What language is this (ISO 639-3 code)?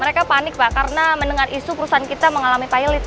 ind